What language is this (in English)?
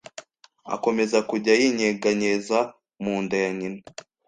Kinyarwanda